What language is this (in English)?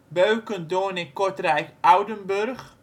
Dutch